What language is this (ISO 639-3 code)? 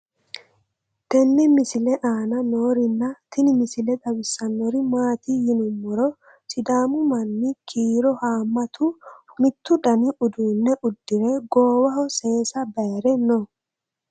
sid